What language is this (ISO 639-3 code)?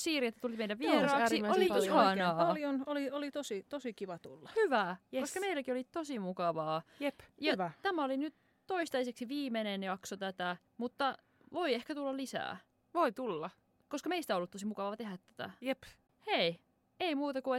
fin